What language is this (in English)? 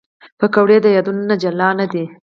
Pashto